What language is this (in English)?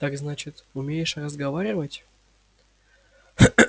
Russian